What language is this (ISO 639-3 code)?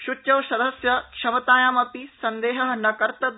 san